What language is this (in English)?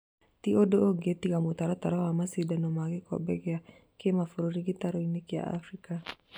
Kikuyu